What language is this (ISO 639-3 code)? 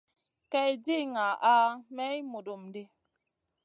mcn